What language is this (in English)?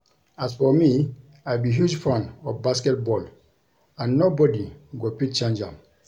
Nigerian Pidgin